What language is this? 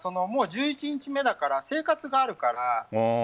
Japanese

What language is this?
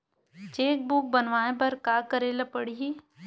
Chhattisgarhi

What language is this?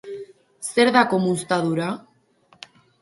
Basque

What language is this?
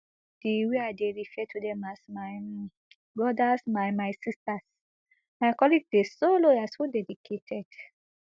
Nigerian Pidgin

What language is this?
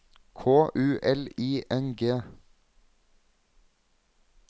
Norwegian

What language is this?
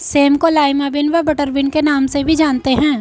Hindi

